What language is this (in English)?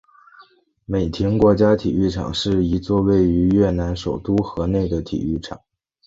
Chinese